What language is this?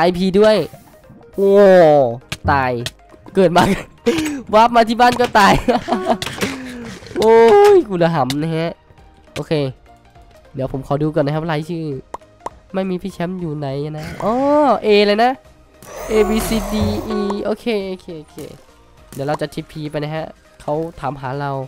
Thai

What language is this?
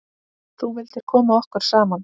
Icelandic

